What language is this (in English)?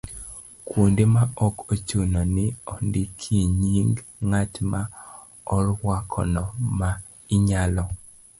Luo (Kenya and Tanzania)